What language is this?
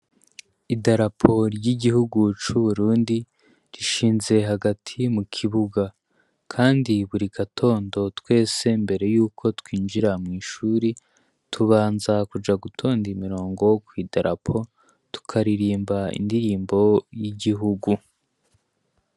Rundi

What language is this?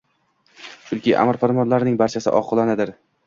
Uzbek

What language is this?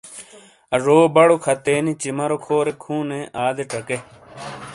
Shina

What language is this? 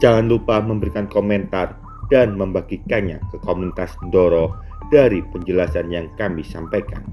Indonesian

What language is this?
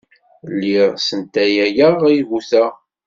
Kabyle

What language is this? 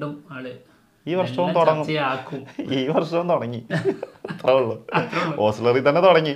Malayalam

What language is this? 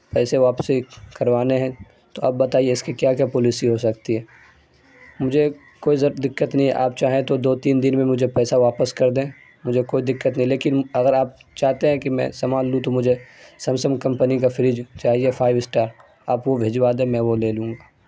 Urdu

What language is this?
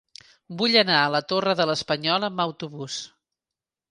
Catalan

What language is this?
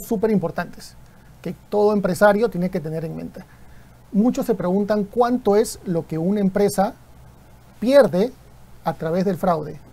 Spanish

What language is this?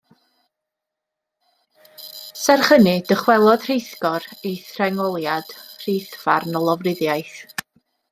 Welsh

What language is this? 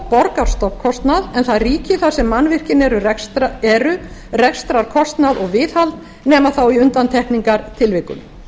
Icelandic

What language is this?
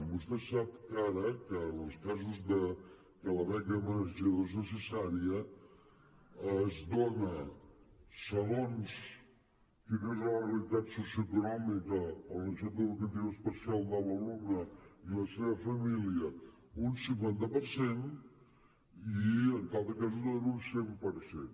Catalan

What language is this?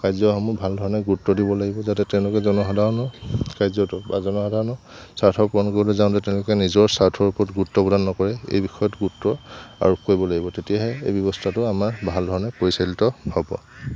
Assamese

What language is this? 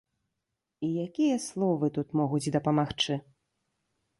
Belarusian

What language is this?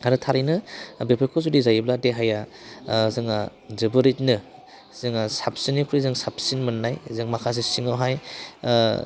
Bodo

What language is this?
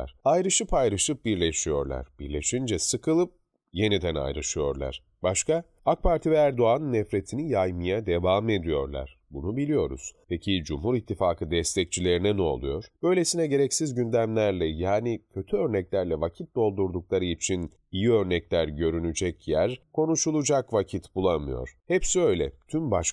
Turkish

